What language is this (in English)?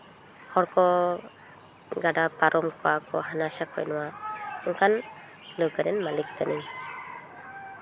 Santali